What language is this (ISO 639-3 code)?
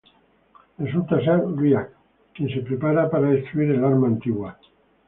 spa